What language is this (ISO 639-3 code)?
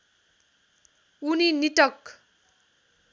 nep